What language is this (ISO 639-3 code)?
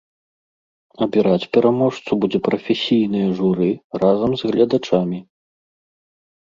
bel